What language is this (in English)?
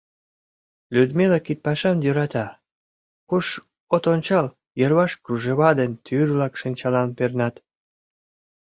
Mari